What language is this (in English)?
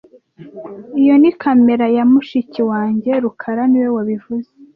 Kinyarwanda